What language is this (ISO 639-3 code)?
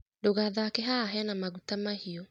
kik